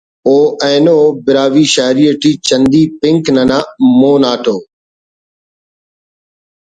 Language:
Brahui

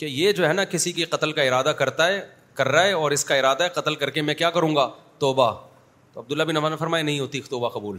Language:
Urdu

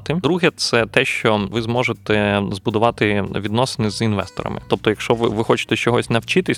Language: Ukrainian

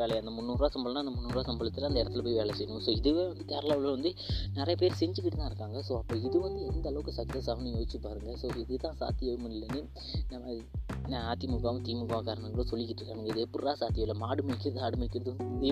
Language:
Malayalam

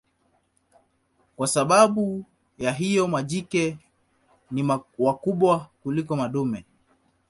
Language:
Swahili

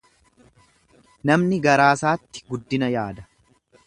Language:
Oromo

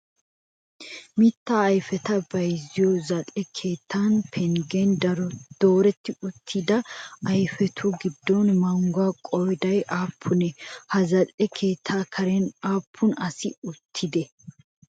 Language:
Wolaytta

